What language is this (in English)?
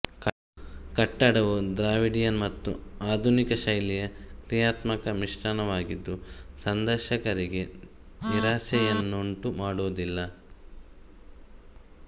Kannada